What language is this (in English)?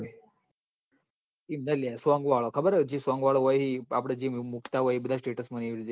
Gujarati